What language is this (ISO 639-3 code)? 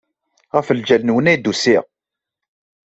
kab